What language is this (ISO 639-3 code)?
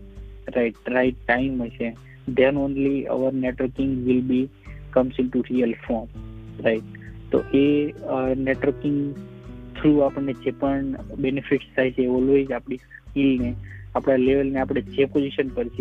guj